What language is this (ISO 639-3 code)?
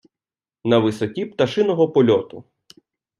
ukr